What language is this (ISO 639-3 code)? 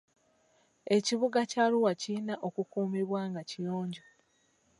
lug